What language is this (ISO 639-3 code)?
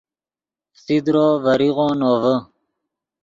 ydg